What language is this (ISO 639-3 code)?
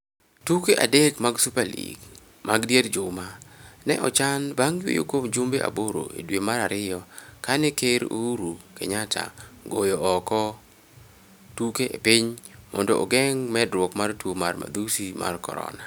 luo